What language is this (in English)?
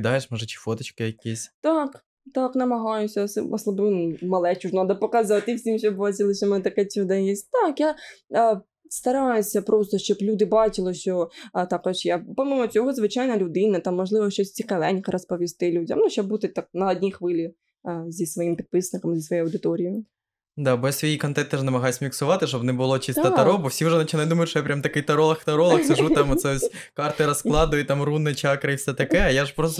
Ukrainian